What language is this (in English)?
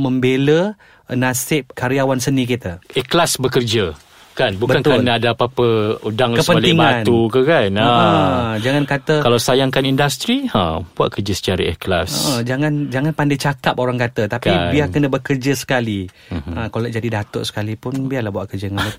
Malay